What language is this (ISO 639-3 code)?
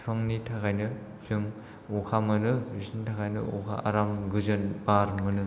brx